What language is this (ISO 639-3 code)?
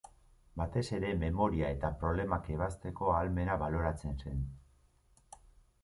eus